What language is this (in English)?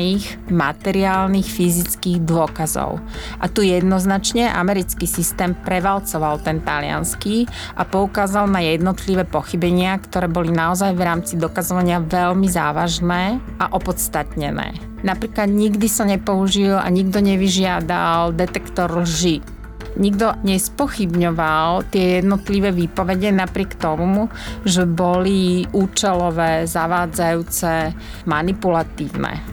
Slovak